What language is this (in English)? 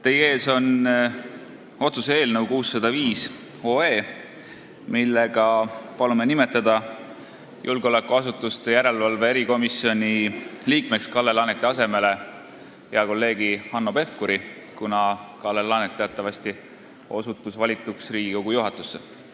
Estonian